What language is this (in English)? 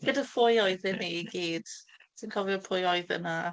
Welsh